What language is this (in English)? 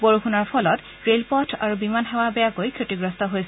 Assamese